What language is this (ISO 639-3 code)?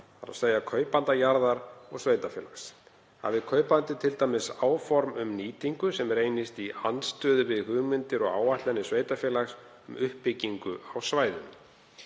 isl